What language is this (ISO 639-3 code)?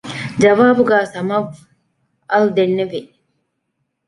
div